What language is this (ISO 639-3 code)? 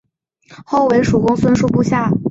zho